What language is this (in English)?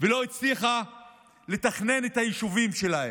Hebrew